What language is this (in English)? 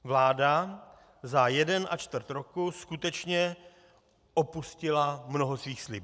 Czech